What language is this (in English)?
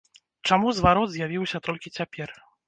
Belarusian